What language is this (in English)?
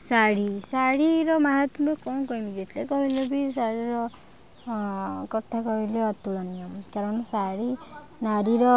Odia